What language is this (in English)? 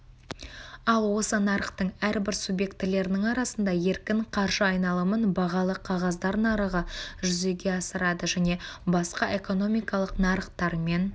Kazakh